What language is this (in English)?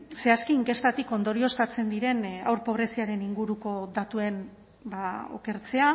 Basque